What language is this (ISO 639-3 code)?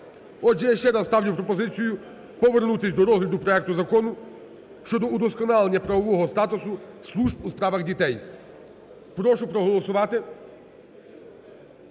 ukr